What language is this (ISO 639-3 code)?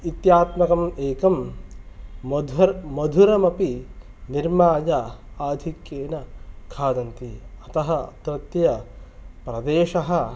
san